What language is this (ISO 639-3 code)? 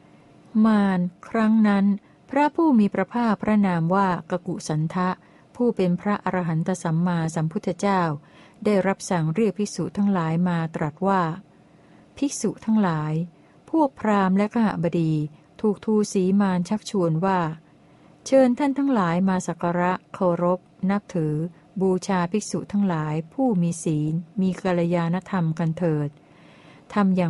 tha